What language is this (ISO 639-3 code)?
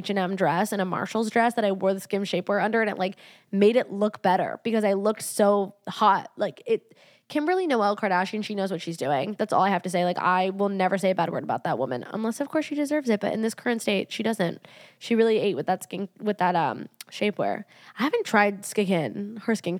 eng